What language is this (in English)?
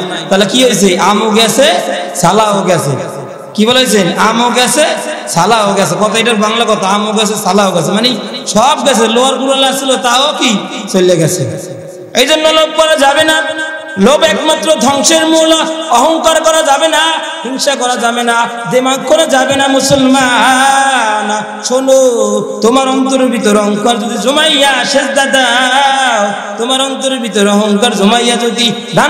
Arabic